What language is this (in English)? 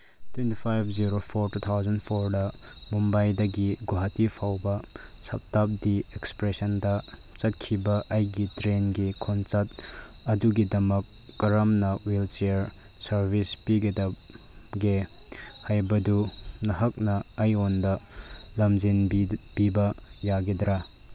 Manipuri